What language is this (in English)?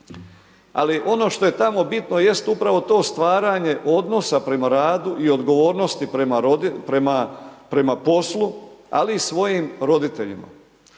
Croatian